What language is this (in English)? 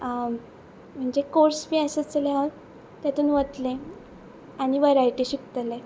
Konkani